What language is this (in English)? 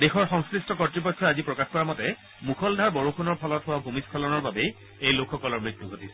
Assamese